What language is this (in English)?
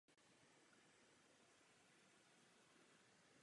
Czech